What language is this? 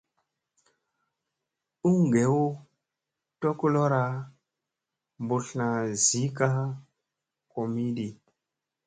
Musey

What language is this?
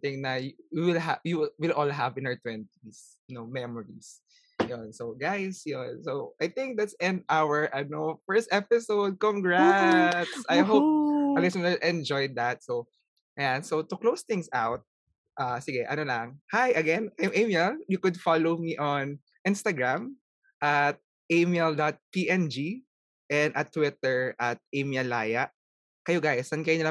Filipino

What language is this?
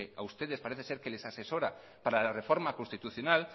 Spanish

